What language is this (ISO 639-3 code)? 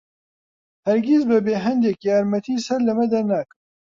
ckb